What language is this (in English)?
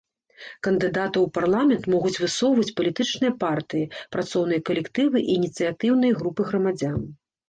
Belarusian